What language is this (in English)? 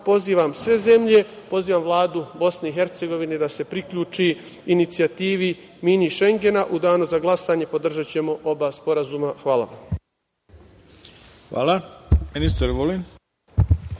Serbian